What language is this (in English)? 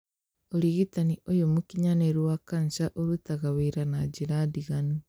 Kikuyu